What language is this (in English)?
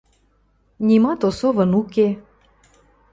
Western Mari